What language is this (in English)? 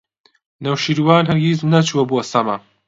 Central Kurdish